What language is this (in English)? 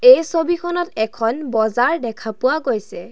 Assamese